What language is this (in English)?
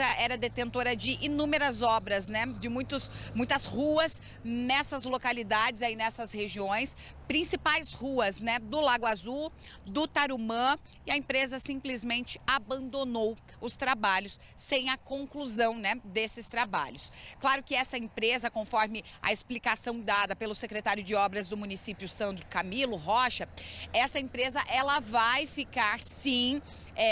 Portuguese